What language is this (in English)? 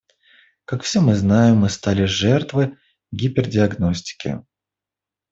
Russian